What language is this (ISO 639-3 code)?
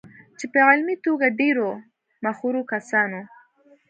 pus